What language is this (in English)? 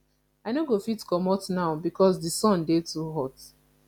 Nigerian Pidgin